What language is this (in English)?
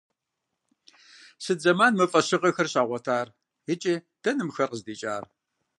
Kabardian